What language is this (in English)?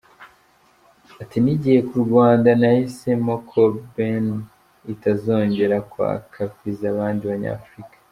Kinyarwanda